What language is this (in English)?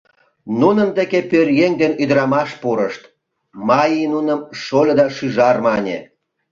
Mari